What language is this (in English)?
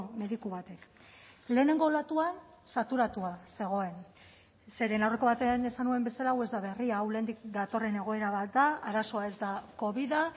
Basque